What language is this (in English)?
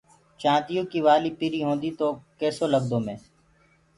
Gurgula